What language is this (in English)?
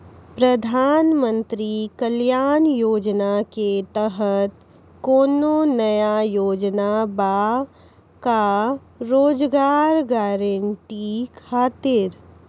Maithili